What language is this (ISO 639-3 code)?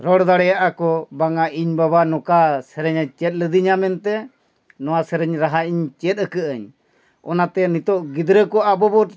sat